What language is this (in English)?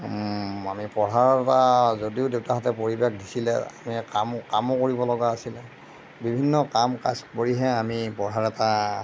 Assamese